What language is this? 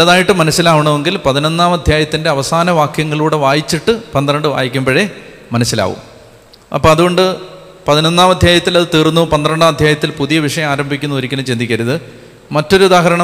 Malayalam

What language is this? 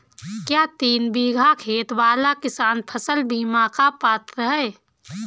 Hindi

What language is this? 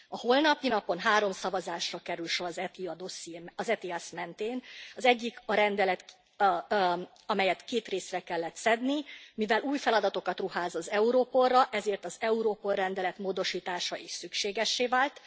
Hungarian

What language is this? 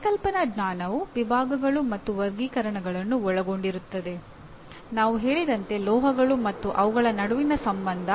Kannada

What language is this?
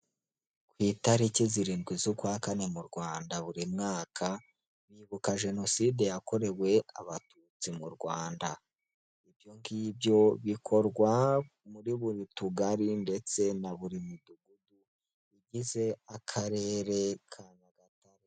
Kinyarwanda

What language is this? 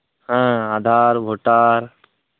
Santali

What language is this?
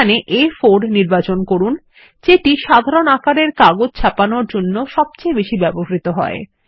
Bangla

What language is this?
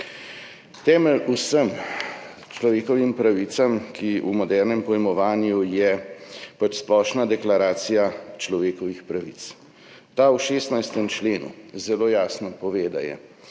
Slovenian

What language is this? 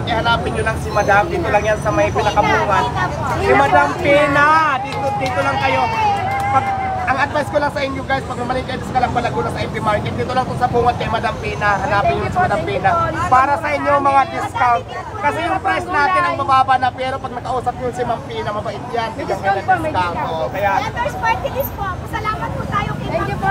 Filipino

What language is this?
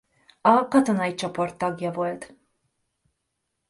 Hungarian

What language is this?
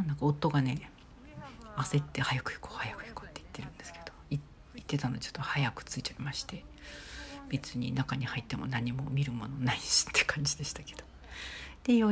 Japanese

